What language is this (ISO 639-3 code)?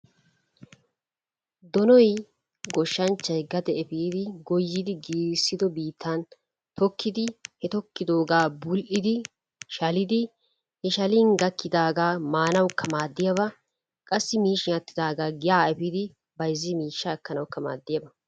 wal